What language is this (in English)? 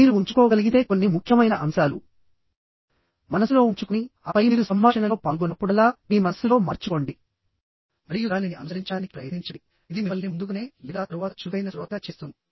Telugu